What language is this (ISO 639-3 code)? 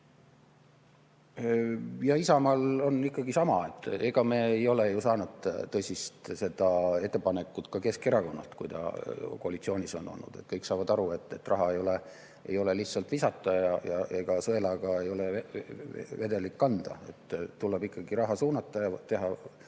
est